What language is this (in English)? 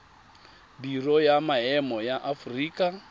Tswana